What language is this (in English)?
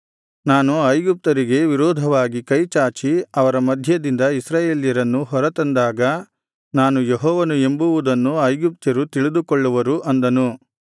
Kannada